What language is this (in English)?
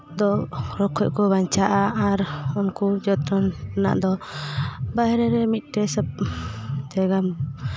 Santali